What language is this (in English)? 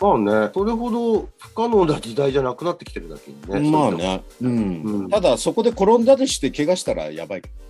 Japanese